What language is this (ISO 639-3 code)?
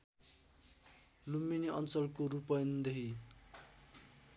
nep